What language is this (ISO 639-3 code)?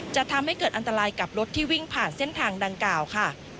tha